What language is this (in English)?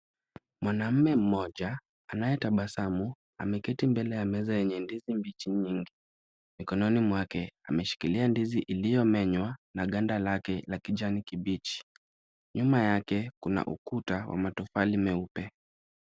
Swahili